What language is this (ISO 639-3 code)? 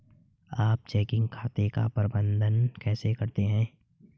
hin